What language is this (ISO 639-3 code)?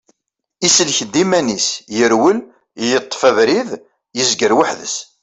kab